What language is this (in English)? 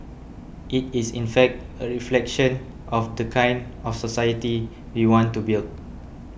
English